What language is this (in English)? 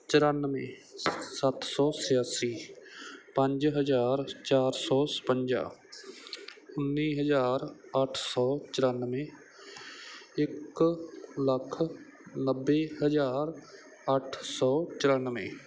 Punjabi